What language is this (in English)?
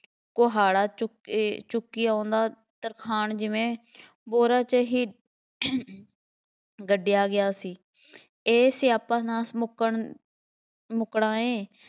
Punjabi